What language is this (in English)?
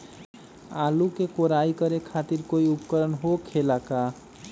Magahi